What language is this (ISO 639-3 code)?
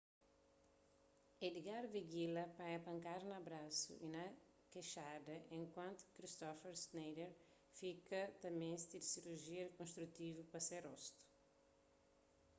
kea